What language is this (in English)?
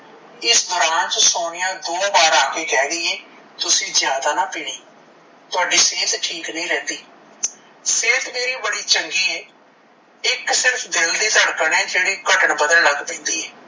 Punjabi